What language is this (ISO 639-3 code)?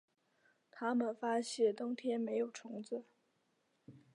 zho